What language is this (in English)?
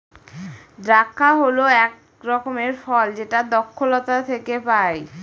Bangla